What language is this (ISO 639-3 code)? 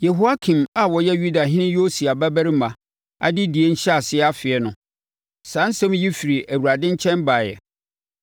aka